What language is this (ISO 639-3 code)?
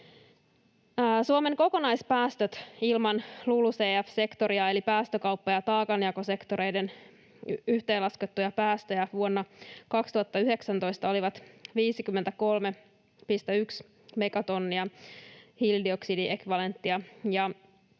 fin